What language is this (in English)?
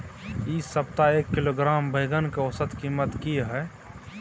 Maithili